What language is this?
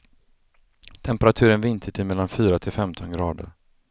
Swedish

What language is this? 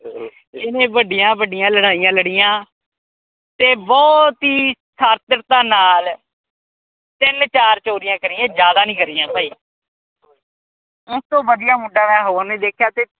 Punjabi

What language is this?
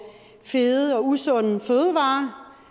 Danish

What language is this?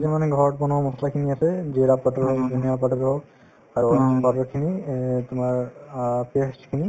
Assamese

